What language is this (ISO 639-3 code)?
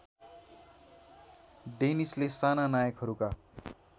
nep